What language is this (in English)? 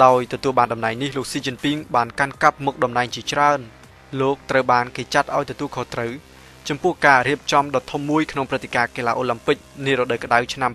Thai